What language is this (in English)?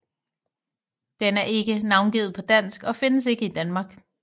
Danish